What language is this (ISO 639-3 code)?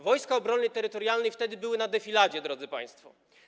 pol